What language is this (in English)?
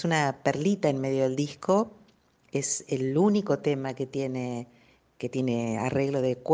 Spanish